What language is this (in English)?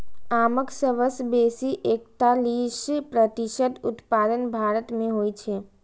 Maithili